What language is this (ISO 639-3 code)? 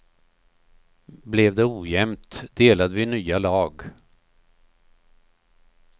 swe